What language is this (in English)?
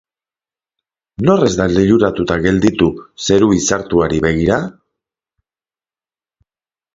Basque